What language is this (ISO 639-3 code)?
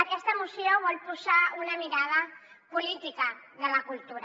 cat